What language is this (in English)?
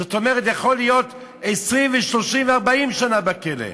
Hebrew